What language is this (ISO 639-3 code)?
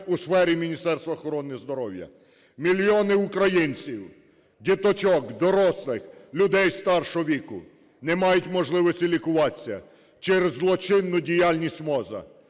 ukr